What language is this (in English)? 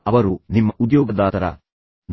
Kannada